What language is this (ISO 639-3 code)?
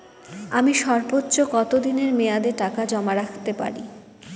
ben